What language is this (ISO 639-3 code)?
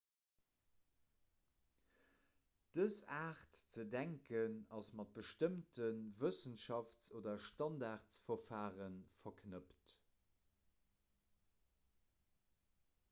ltz